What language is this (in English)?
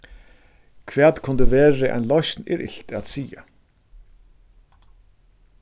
Faroese